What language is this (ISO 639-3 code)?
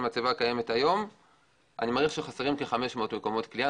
heb